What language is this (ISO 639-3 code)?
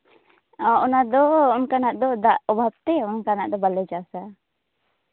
sat